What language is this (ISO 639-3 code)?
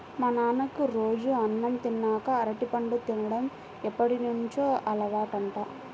tel